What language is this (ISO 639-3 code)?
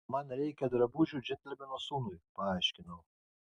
lit